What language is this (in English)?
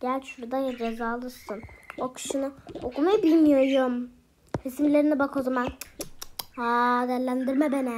Turkish